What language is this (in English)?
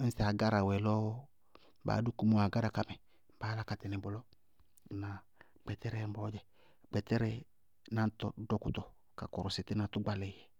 Bago-Kusuntu